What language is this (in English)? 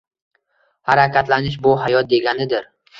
Uzbek